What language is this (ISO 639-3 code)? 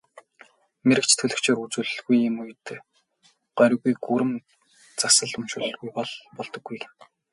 mon